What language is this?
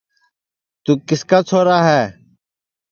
Sansi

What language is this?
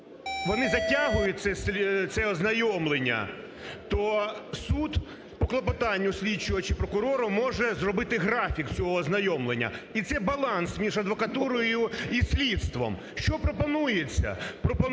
Ukrainian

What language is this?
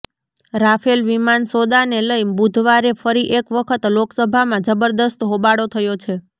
Gujarati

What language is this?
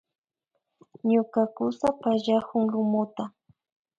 Imbabura Highland Quichua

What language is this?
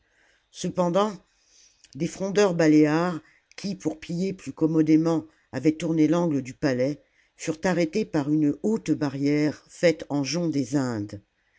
French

